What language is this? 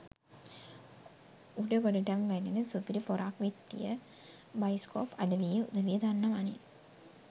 Sinhala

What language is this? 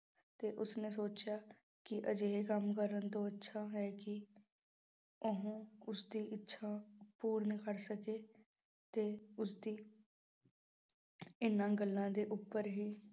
Punjabi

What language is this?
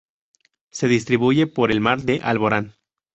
Spanish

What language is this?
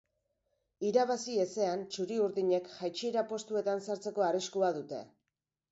Basque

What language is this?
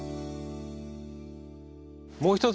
Japanese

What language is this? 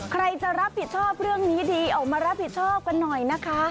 Thai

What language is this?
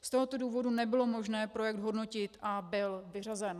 Czech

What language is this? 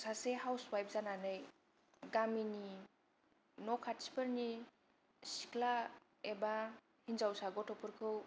Bodo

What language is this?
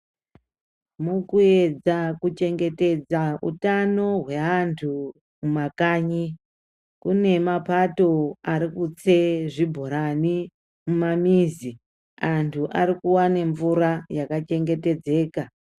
Ndau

